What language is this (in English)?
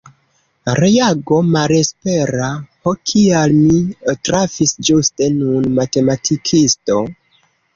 Esperanto